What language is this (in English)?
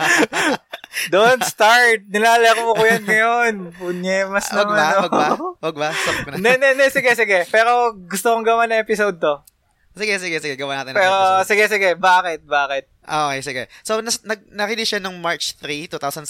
Filipino